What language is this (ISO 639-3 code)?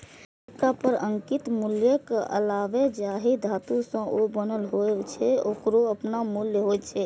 mai